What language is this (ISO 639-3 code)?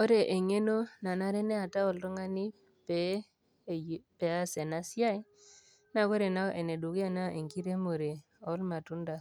mas